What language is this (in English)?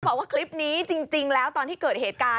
Thai